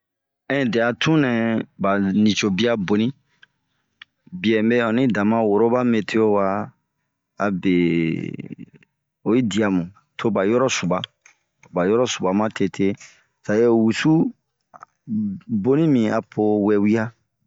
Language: Bomu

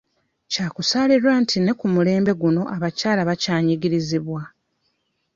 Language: Ganda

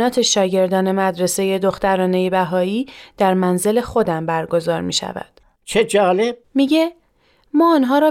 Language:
Persian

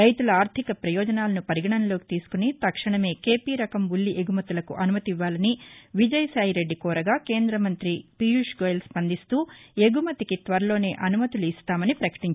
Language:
Telugu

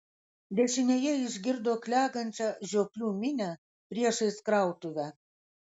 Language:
Lithuanian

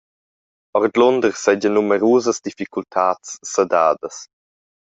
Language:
Romansh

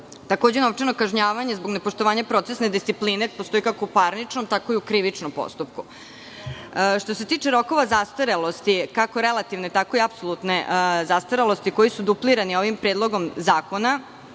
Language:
Serbian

